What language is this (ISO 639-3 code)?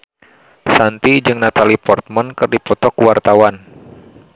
sun